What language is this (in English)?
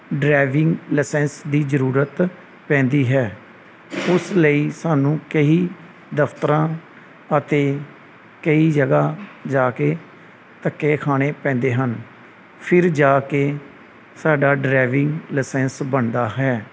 Punjabi